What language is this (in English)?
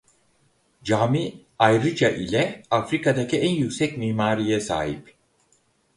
Turkish